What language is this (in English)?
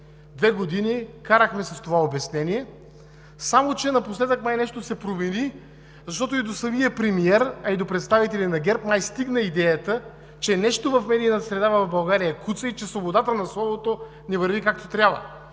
Bulgarian